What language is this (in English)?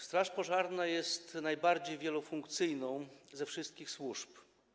Polish